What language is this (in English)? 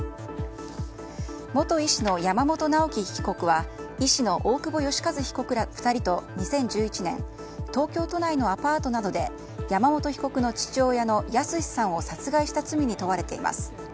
Japanese